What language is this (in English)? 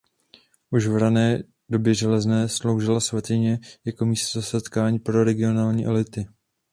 Czech